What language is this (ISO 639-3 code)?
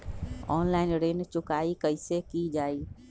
mag